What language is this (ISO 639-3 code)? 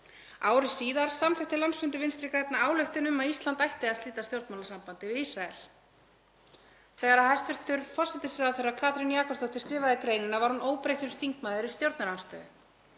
isl